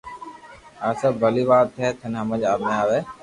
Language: Loarki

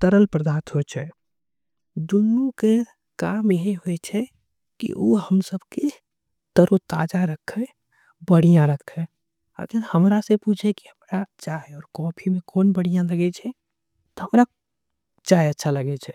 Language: Angika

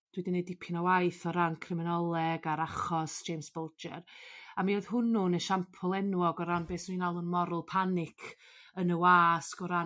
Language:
Welsh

